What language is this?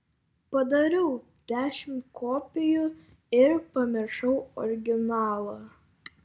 Lithuanian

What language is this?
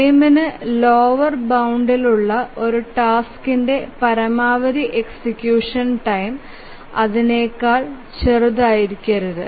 Malayalam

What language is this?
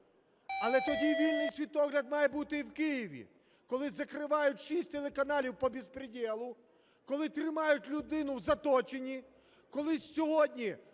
Ukrainian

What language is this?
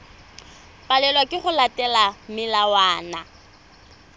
Tswana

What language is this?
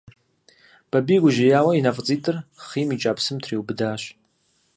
Kabardian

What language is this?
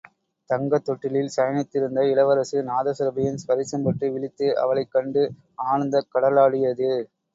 Tamil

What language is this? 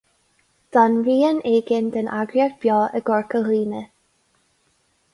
Irish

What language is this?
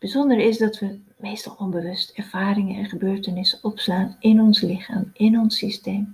Dutch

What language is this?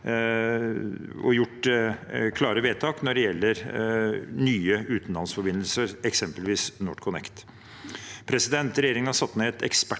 Norwegian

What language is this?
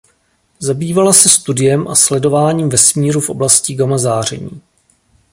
Czech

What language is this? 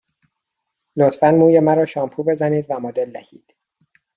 Persian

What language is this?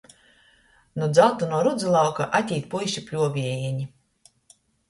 Latgalian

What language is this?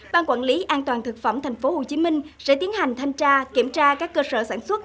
Vietnamese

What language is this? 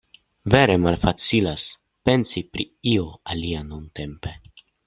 Esperanto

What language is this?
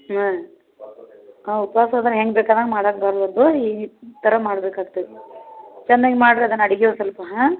Kannada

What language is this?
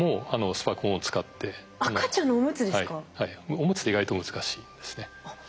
Japanese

